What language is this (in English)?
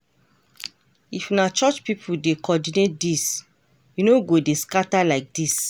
Nigerian Pidgin